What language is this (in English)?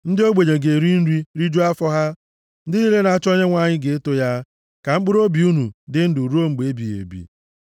Igbo